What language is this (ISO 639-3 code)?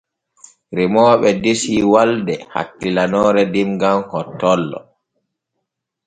fue